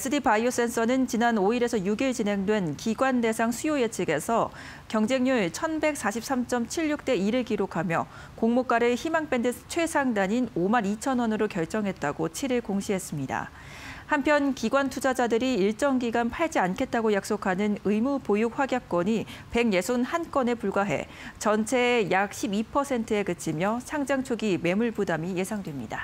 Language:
Korean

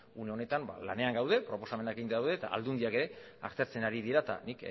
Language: Basque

